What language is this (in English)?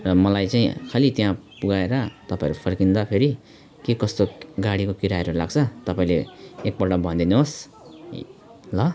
Nepali